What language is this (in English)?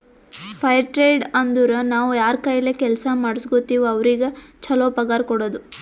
Kannada